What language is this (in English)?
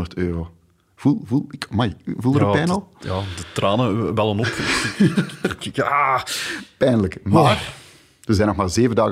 Dutch